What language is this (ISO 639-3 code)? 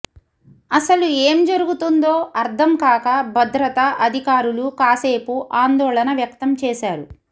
tel